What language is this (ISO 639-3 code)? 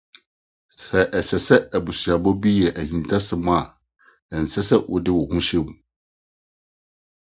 aka